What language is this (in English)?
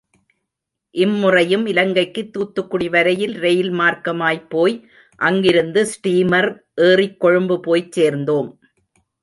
Tamil